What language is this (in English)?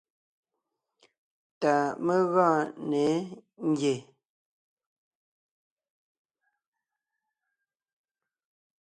Ngiemboon